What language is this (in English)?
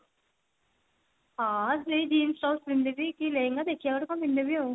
Odia